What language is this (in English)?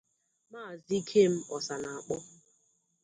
Igbo